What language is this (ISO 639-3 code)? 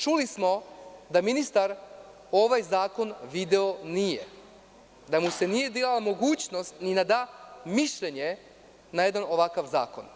srp